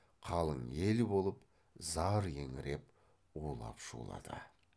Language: Kazakh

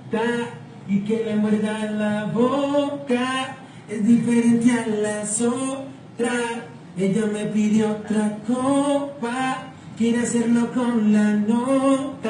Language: Spanish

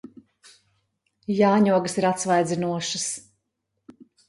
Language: Latvian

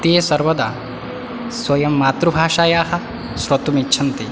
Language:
Sanskrit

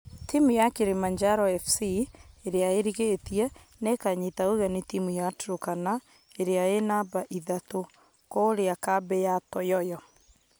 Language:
Kikuyu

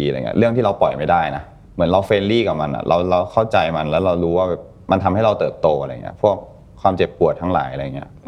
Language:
Thai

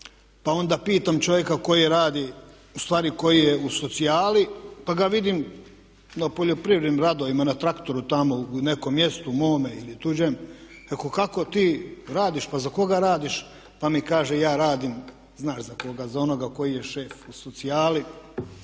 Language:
Croatian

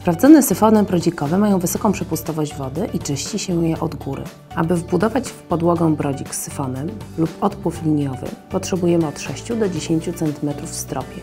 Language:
Polish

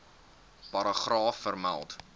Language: Afrikaans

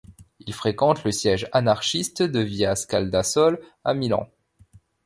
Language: French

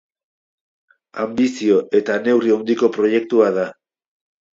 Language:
Basque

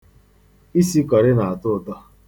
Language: Igbo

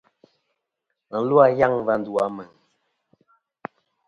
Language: Kom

